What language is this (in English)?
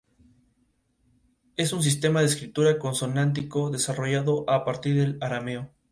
Spanish